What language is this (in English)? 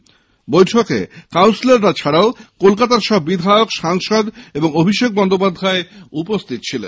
Bangla